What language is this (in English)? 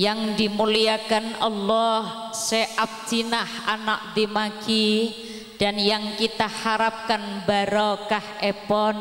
Indonesian